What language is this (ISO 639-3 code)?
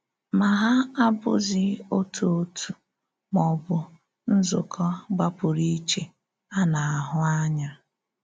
ibo